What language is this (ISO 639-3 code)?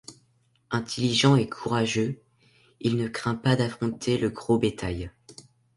fra